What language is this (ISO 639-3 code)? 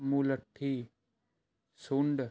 pan